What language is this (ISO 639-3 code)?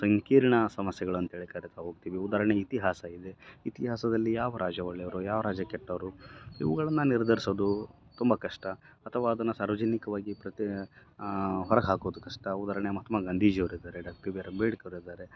kan